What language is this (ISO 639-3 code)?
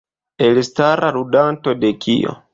epo